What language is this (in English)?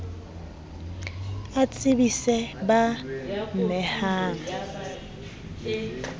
Southern Sotho